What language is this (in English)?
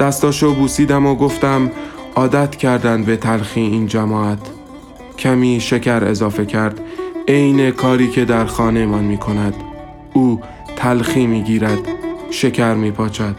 Persian